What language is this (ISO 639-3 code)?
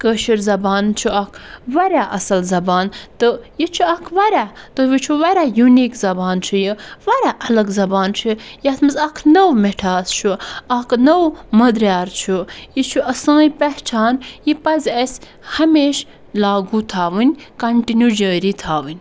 kas